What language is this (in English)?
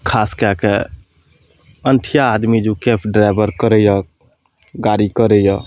Maithili